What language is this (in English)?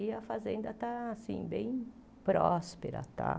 Portuguese